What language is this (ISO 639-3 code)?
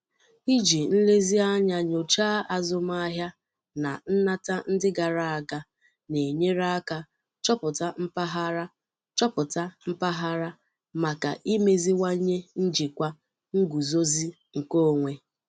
ibo